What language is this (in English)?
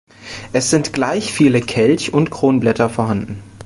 German